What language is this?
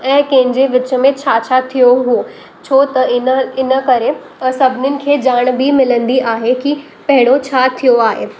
Sindhi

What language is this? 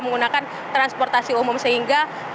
Indonesian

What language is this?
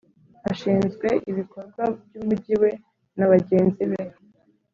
Kinyarwanda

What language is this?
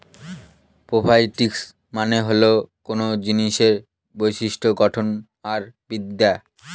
Bangla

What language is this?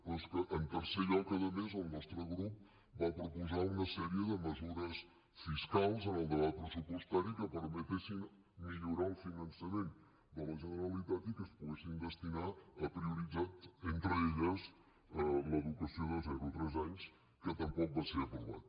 Catalan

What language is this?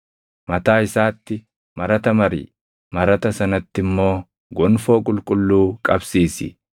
Oromo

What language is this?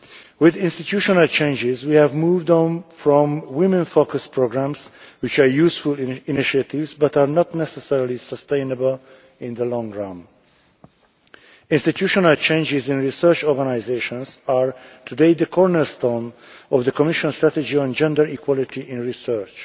English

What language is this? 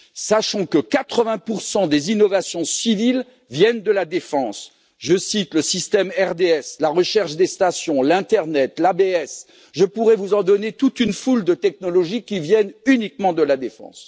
French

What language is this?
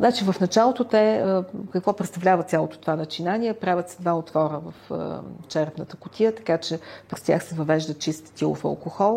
Bulgarian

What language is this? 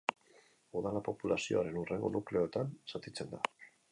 Basque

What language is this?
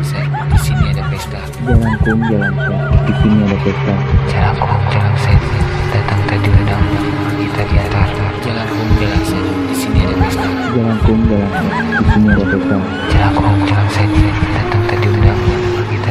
Indonesian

